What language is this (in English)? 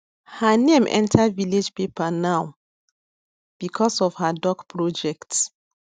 Nigerian Pidgin